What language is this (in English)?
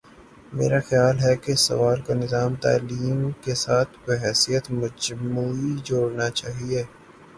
Urdu